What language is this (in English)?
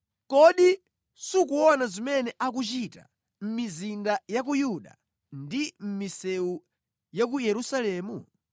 Nyanja